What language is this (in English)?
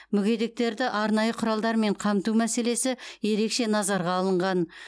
Kazakh